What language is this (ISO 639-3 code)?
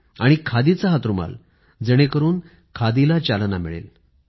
mar